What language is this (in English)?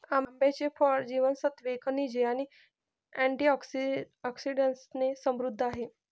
Marathi